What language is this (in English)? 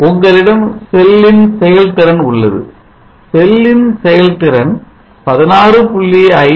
Tamil